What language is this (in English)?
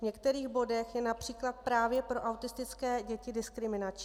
Czech